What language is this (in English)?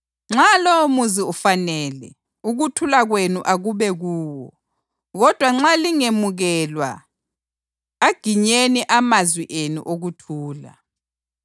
North Ndebele